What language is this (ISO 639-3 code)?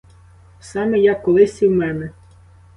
ukr